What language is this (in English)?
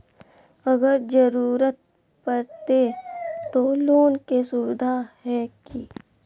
Magahi